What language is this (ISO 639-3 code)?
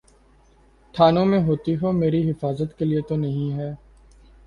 urd